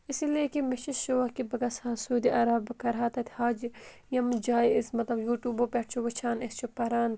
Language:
Kashmiri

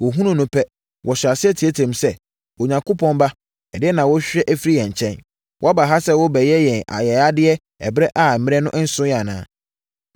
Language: Akan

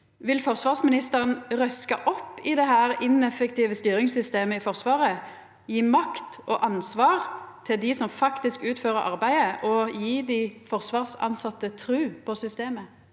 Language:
Norwegian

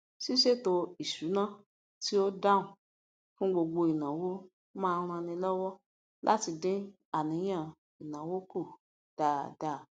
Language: Yoruba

